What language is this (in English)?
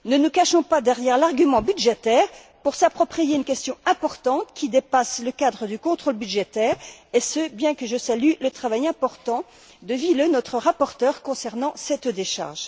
French